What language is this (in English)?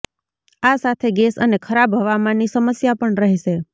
Gujarati